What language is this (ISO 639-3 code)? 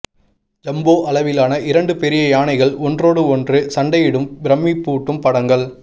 tam